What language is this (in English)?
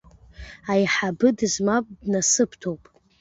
Abkhazian